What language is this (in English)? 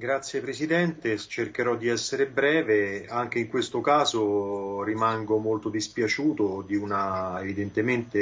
Italian